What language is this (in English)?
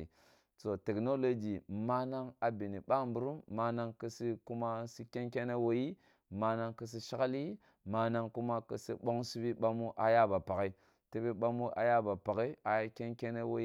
Kulung (Nigeria)